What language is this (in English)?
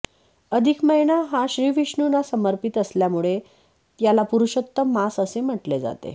Marathi